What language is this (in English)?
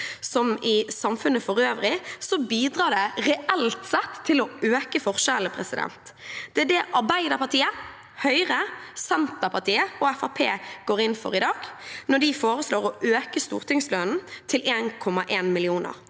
Norwegian